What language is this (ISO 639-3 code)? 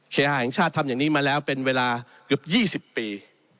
tha